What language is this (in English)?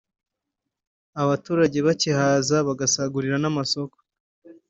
Kinyarwanda